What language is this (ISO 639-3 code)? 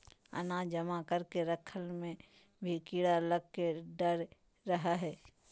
mag